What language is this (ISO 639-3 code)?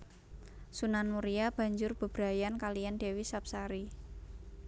jav